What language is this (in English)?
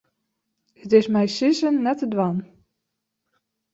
Western Frisian